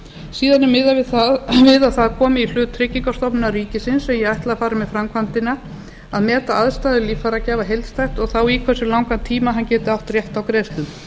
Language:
Icelandic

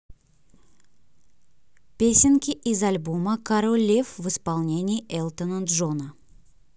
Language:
Russian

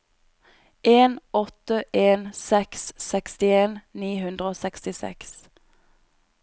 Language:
Norwegian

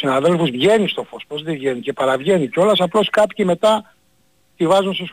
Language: Greek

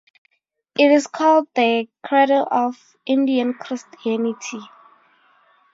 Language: English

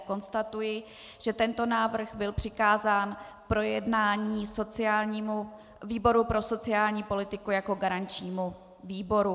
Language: Czech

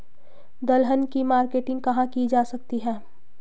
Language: Hindi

